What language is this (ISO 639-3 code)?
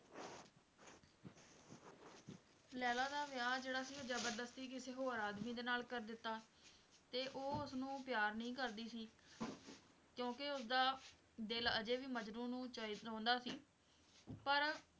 pan